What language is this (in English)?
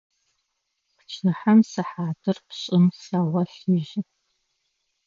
Adyghe